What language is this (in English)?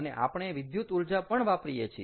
Gujarati